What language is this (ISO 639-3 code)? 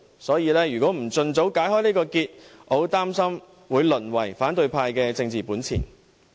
yue